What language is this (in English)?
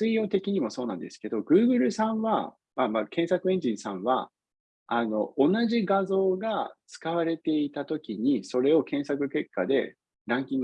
Japanese